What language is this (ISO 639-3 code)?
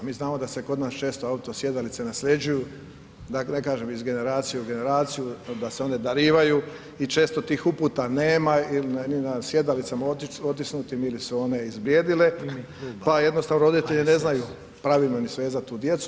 hrv